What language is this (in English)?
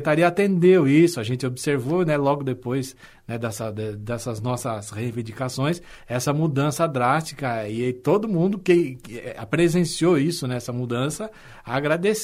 Portuguese